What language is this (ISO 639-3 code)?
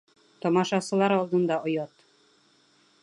bak